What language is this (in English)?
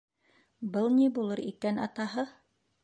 Bashkir